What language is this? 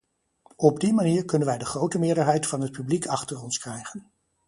Dutch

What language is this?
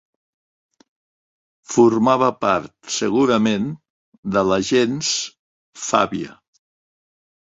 Catalan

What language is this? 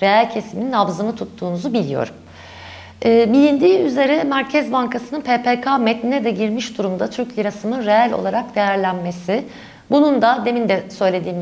Turkish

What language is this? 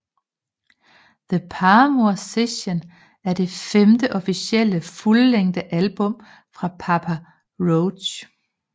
Danish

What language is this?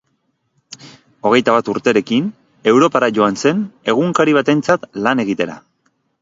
Basque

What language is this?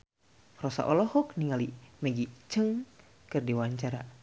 Sundanese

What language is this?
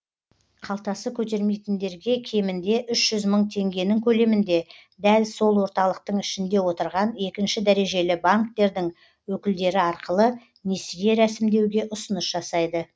Kazakh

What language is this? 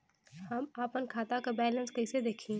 Bhojpuri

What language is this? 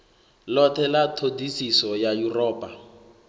Venda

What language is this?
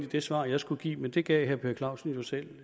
Danish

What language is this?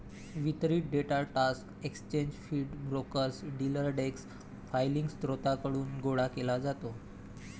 Marathi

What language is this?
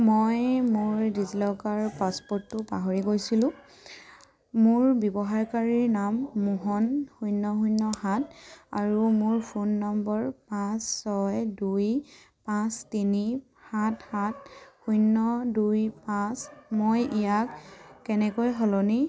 Assamese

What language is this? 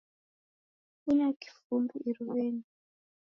Taita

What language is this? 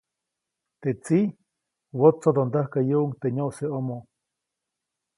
Copainalá Zoque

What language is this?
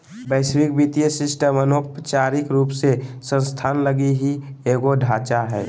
Magahi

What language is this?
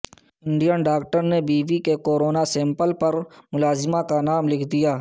Urdu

